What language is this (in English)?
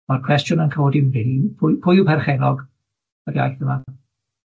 Welsh